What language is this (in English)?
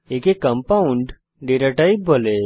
Bangla